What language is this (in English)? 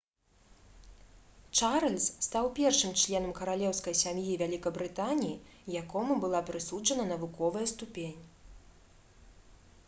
Belarusian